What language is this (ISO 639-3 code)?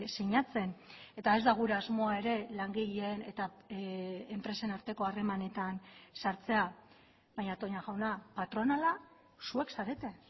eus